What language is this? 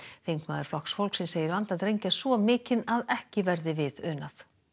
Icelandic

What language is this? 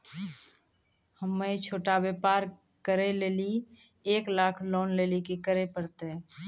Maithili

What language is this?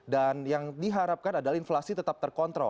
Indonesian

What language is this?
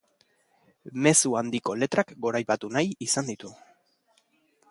Basque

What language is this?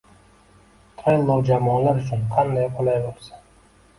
Uzbek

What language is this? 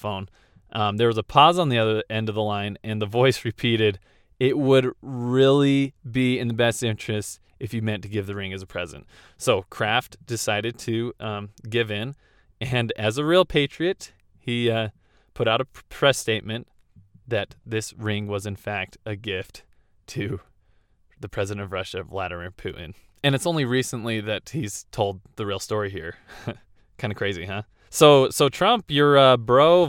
English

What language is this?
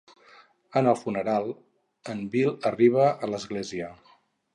Catalan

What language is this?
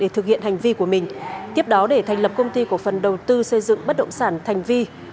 Vietnamese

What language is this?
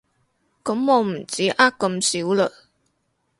Cantonese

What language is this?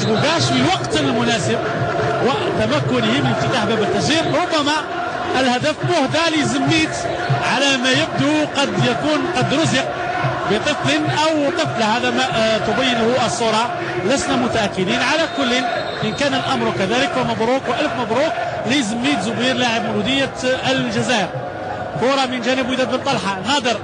Arabic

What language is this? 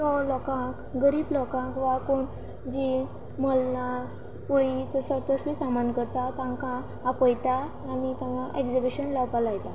Konkani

